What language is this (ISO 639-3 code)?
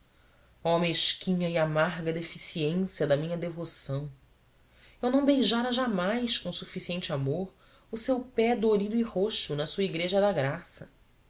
por